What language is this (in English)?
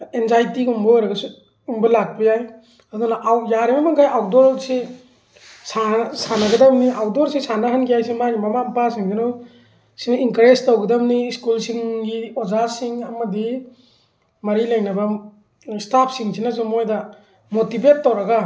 Manipuri